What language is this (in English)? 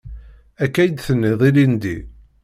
Kabyle